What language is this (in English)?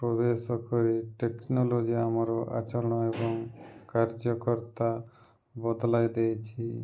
Odia